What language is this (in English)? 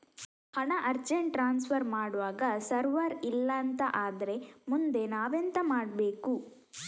Kannada